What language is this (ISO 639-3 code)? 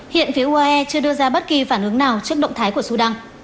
vie